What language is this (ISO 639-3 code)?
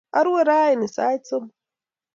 kln